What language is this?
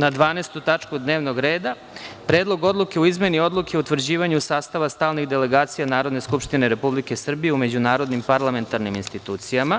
Serbian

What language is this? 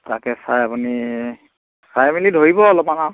Assamese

